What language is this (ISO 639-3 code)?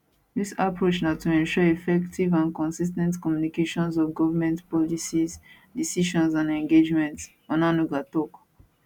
pcm